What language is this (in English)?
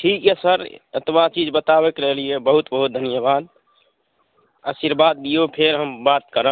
Maithili